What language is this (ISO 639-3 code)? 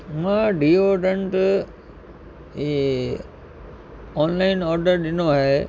snd